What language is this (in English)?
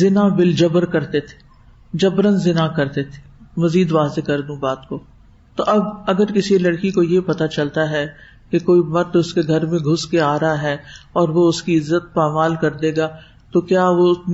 Urdu